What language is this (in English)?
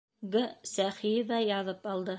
Bashkir